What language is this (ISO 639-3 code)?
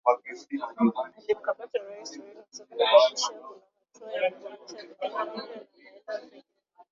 swa